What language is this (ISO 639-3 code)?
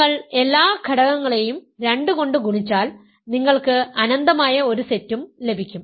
mal